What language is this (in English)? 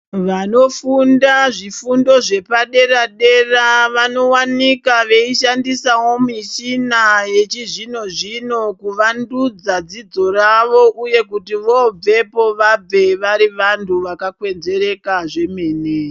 Ndau